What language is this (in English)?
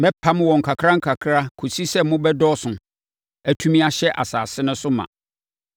Akan